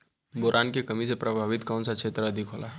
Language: Bhojpuri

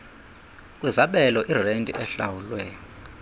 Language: Xhosa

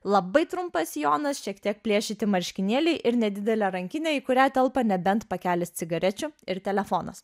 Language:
Lithuanian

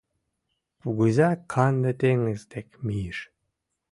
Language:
Mari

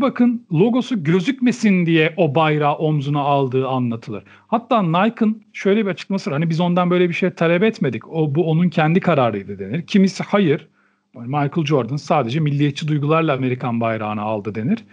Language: Turkish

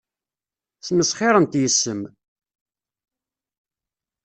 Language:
Kabyle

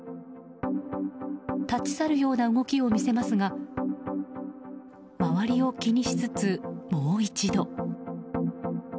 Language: Japanese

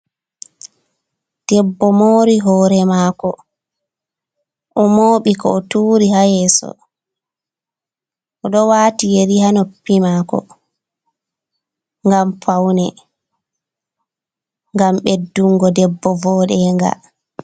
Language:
Fula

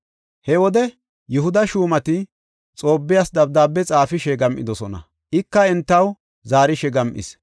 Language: Gofa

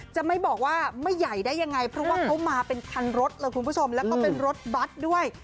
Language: Thai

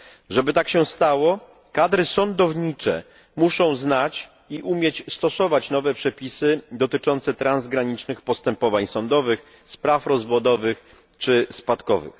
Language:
Polish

